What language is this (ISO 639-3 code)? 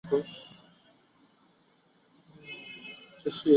zho